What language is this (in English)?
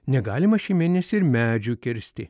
Lithuanian